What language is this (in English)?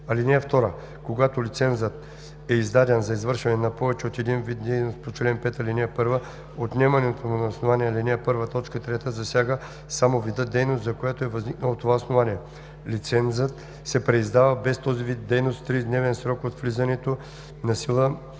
Bulgarian